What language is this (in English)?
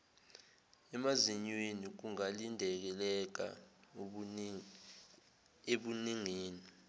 Zulu